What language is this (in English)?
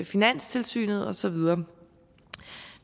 Danish